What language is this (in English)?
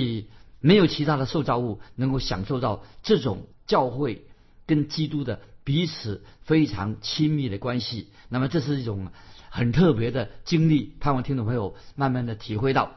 Chinese